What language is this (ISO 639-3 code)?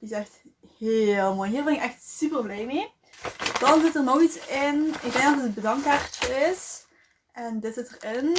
nld